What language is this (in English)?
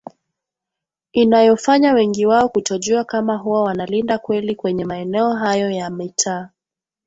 Swahili